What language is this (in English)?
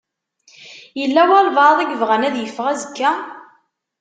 Kabyle